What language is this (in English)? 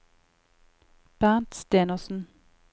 Norwegian